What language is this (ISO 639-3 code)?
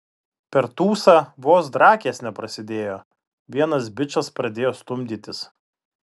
lit